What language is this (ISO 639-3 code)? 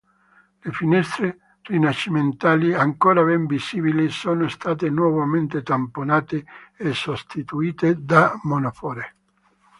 ita